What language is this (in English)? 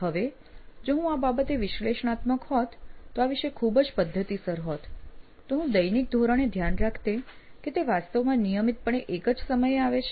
Gujarati